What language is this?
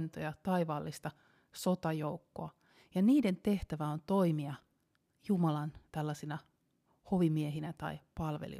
Finnish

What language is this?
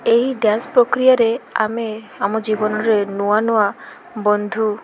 Odia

